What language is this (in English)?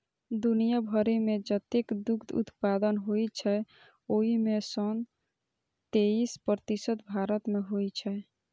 Maithili